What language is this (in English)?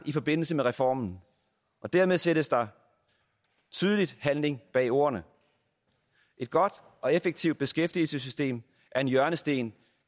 Danish